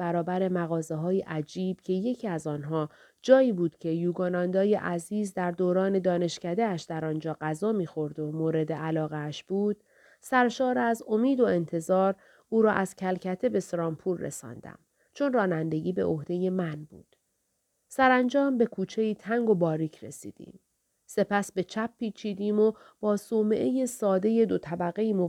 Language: Persian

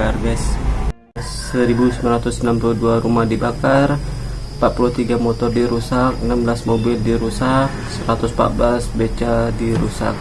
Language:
Indonesian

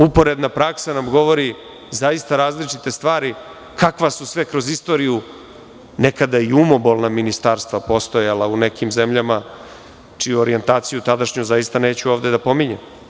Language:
Serbian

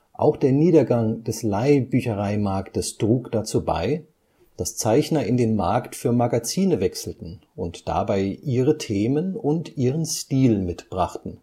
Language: German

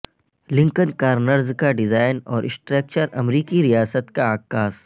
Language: Urdu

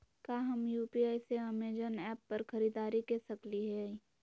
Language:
Magahi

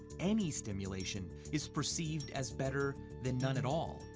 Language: English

